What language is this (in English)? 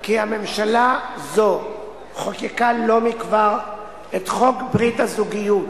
Hebrew